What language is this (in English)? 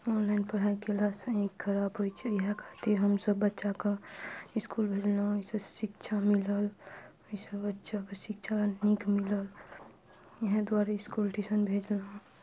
Maithili